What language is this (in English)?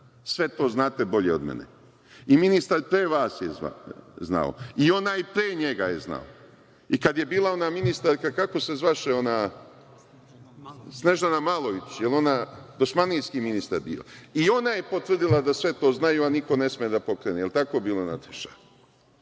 Serbian